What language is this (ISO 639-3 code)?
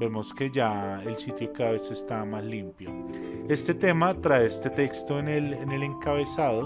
spa